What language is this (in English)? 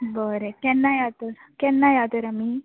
Konkani